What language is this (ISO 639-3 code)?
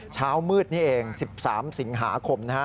tha